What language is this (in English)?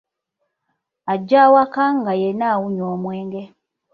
Ganda